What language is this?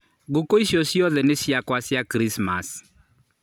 Kikuyu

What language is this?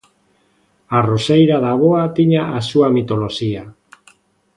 Galician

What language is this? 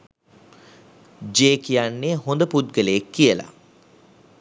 Sinhala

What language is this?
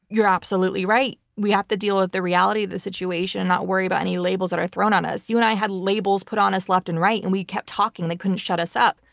English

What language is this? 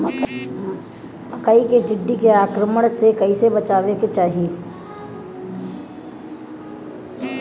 Bhojpuri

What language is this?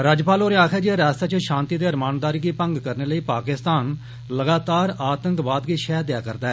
Dogri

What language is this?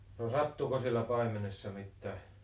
Finnish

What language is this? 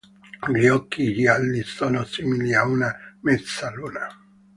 Italian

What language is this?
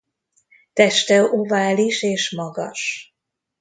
Hungarian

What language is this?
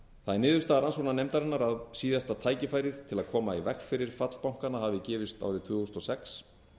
Icelandic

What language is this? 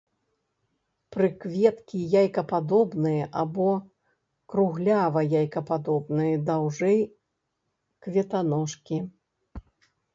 Belarusian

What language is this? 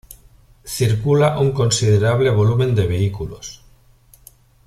Spanish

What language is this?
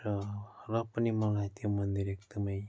Nepali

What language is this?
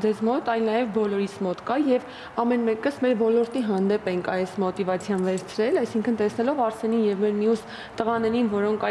Romanian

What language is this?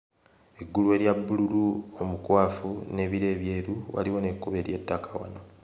Ganda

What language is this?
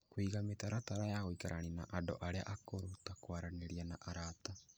Kikuyu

